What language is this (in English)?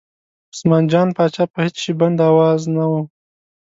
Pashto